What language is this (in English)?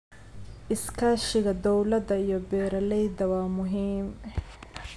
Somali